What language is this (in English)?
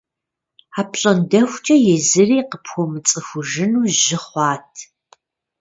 Kabardian